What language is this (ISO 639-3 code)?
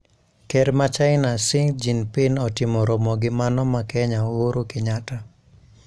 luo